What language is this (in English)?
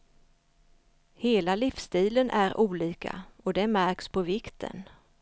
Swedish